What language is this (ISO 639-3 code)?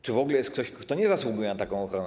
pol